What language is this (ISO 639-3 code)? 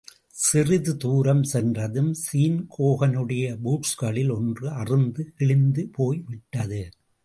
tam